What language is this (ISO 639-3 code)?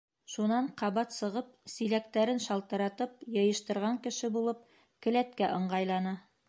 bak